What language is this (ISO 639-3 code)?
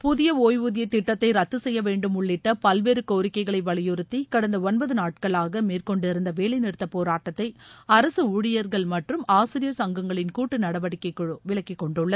tam